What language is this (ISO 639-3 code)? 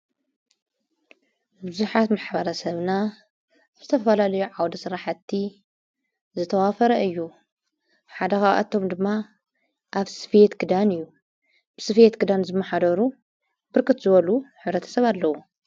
tir